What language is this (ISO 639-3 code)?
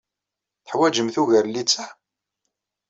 kab